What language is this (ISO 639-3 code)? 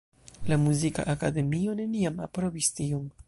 epo